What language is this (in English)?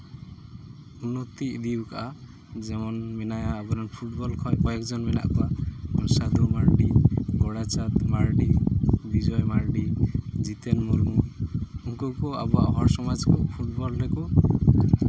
Santali